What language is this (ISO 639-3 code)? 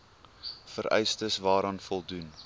afr